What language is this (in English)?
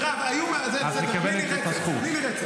Hebrew